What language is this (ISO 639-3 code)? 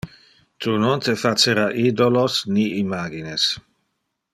ina